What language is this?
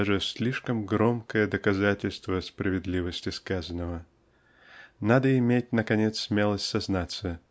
Russian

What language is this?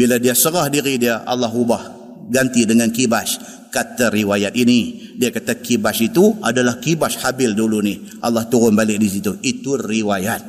Malay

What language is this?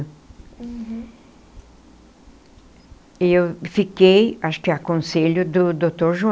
Portuguese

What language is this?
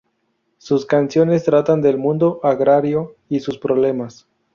Spanish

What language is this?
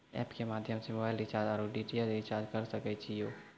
Maithili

